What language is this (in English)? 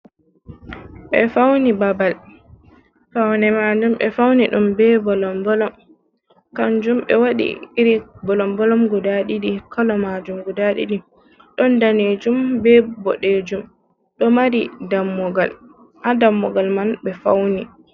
Fula